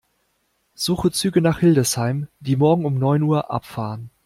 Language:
German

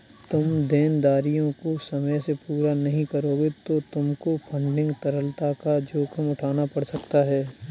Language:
Hindi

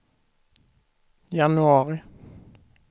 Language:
Swedish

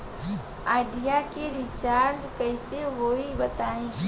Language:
Bhojpuri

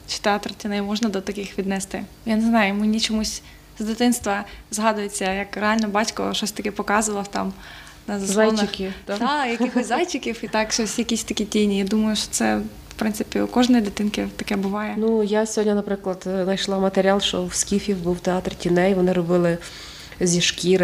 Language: Ukrainian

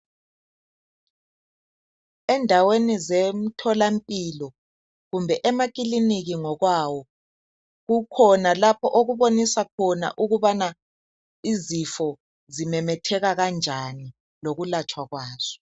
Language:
North Ndebele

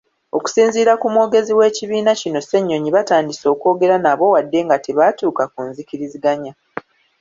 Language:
Ganda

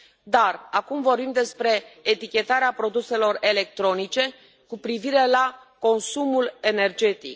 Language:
Romanian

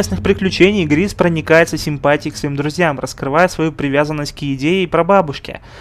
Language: Russian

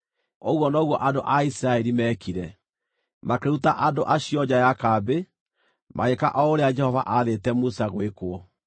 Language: Kikuyu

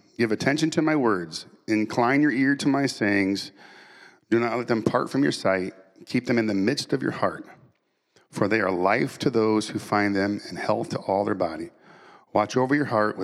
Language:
English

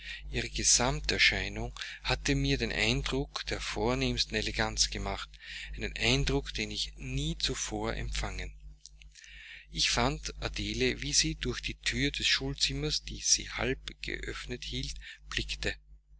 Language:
German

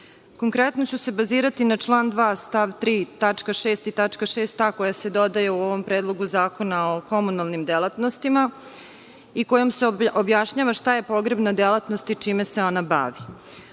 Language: Serbian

